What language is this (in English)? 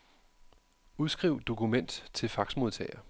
Danish